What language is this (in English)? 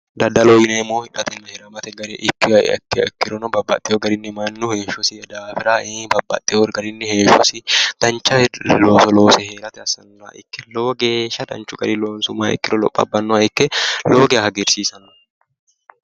Sidamo